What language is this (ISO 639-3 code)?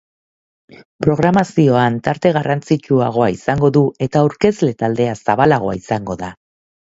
eus